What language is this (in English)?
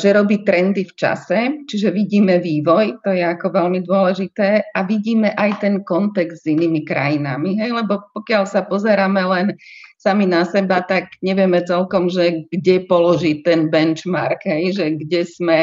Slovak